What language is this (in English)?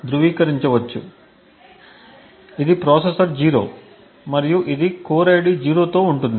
Telugu